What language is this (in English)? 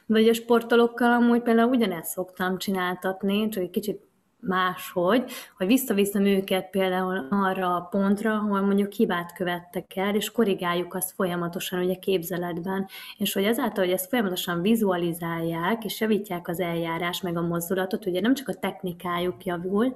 Hungarian